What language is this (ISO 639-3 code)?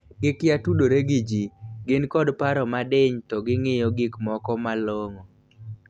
luo